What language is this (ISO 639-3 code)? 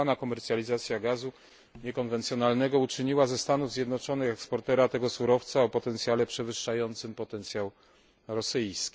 pol